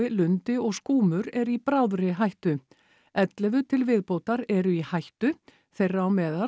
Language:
Icelandic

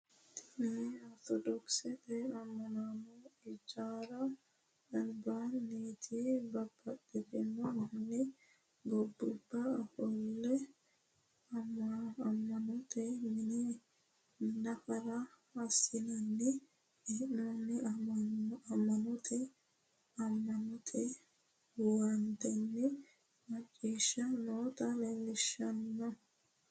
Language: Sidamo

